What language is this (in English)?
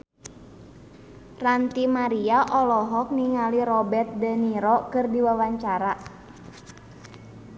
Sundanese